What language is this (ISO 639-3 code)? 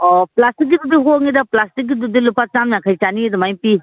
mni